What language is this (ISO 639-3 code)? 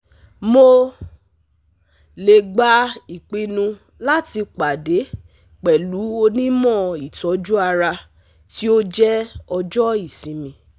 yor